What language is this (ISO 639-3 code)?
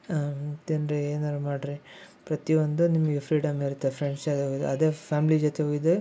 kan